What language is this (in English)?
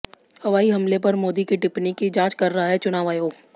Hindi